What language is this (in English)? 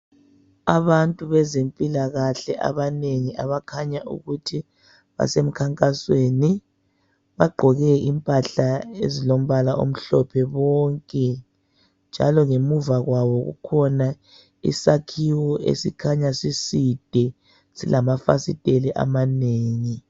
North Ndebele